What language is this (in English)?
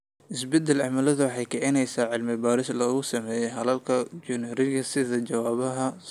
Somali